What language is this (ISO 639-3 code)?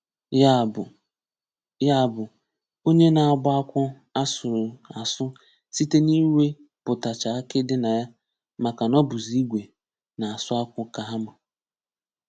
ibo